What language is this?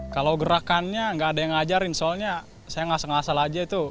Indonesian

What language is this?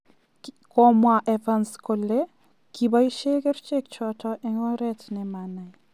Kalenjin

